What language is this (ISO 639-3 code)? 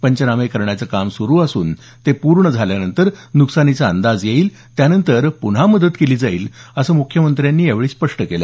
mar